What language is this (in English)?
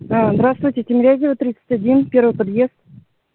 Russian